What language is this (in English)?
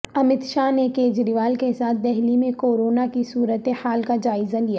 Urdu